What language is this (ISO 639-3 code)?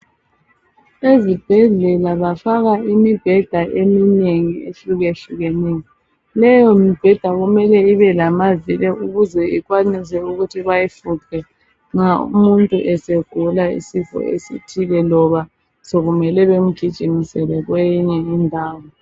nde